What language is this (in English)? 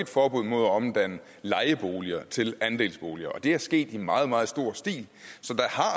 Danish